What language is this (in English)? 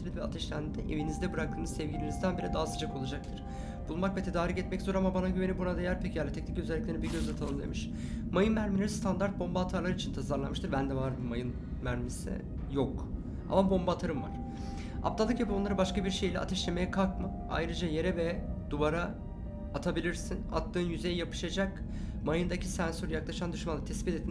Turkish